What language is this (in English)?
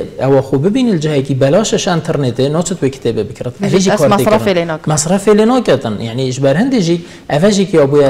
Arabic